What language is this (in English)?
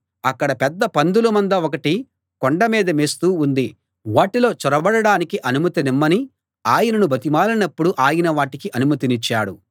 Telugu